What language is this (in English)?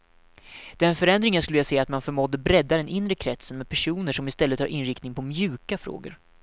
Swedish